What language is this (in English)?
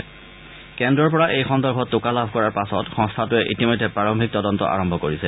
Assamese